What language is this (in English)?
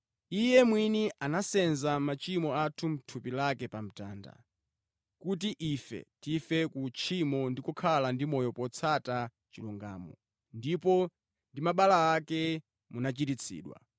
Nyanja